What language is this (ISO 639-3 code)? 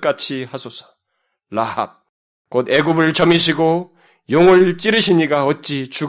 kor